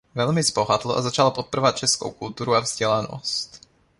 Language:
Czech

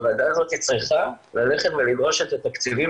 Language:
Hebrew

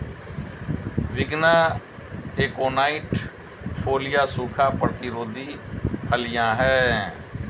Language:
Hindi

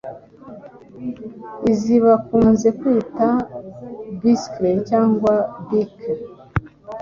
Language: Kinyarwanda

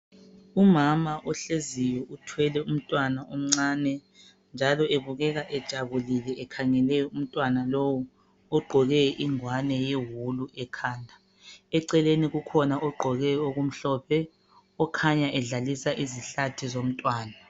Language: North Ndebele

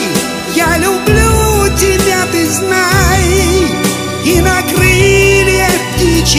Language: Russian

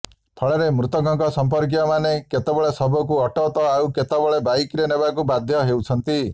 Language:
Odia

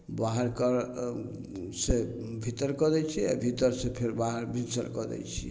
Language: Maithili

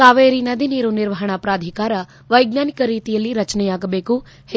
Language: Kannada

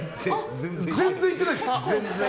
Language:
Japanese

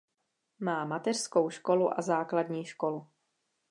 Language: Czech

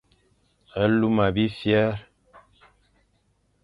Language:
Fang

